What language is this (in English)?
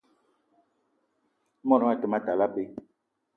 Eton (Cameroon)